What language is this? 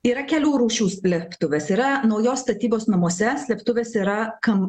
Lithuanian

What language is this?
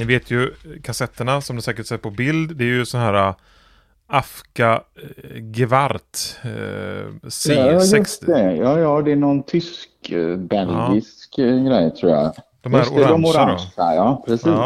Swedish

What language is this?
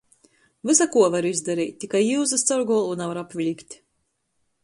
Latgalian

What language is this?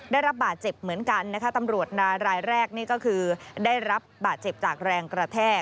Thai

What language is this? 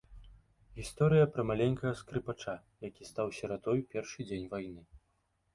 Belarusian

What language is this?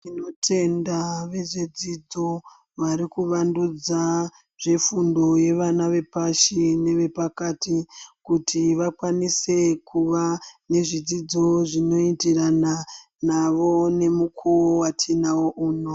Ndau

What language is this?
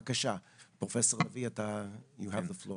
Hebrew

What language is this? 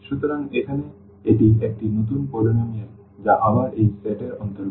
Bangla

